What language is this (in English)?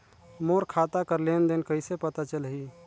Chhattisgarhi